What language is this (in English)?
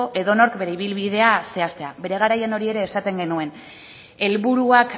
Basque